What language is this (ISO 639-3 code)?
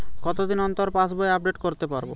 ben